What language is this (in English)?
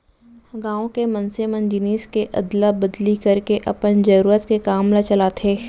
Chhattisgarhi